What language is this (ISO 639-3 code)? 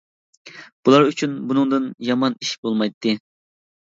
uig